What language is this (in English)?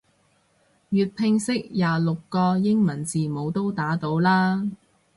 Cantonese